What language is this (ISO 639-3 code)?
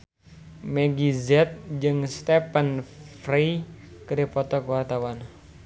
sun